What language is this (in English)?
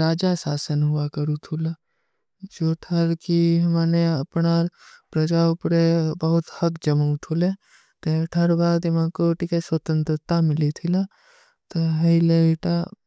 Kui (India)